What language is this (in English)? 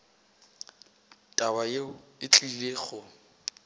Northern Sotho